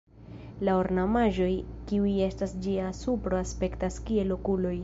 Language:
Esperanto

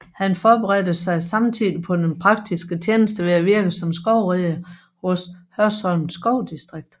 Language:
Danish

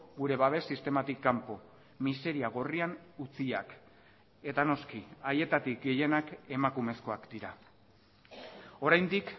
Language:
Basque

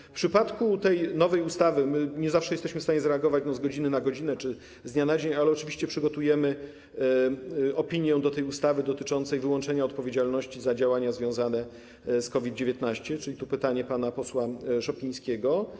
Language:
Polish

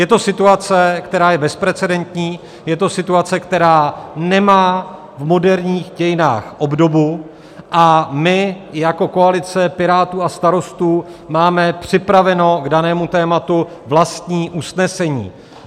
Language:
Czech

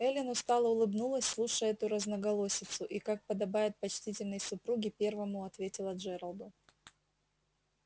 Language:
Russian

